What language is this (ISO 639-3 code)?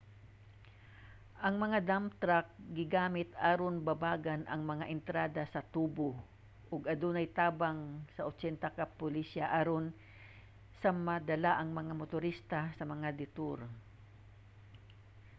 ceb